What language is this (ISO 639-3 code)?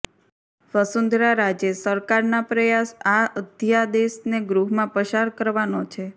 guj